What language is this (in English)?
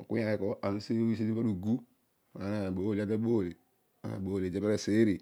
Odual